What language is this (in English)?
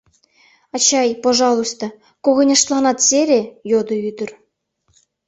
Mari